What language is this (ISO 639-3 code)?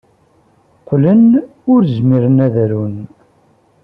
kab